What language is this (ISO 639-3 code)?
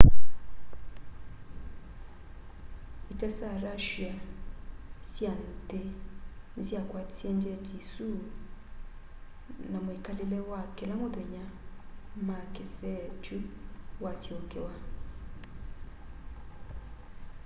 kam